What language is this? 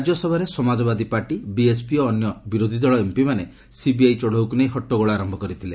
Odia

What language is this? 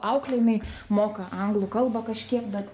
Lithuanian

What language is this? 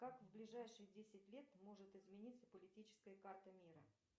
Russian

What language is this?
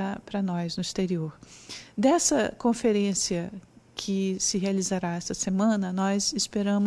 Portuguese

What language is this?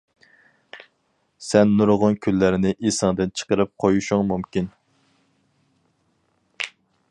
Uyghur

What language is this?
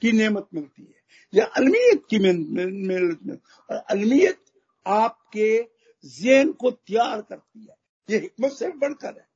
Hindi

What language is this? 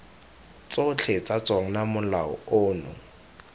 Tswana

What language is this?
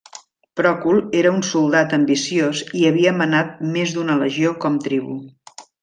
Catalan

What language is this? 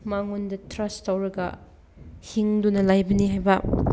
Manipuri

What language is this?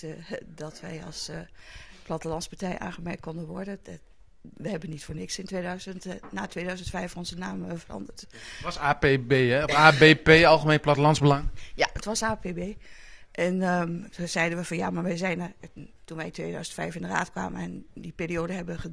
Dutch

